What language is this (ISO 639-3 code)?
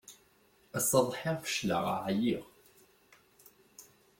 kab